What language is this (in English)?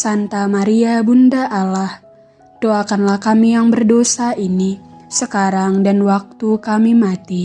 Indonesian